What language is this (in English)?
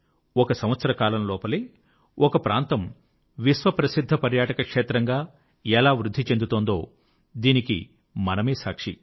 Telugu